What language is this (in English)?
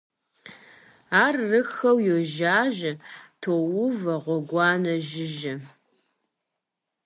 Kabardian